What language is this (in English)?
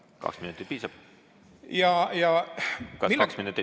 Estonian